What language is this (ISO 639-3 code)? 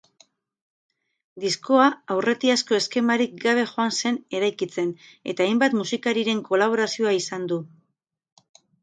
eus